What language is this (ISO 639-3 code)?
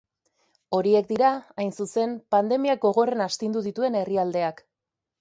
eus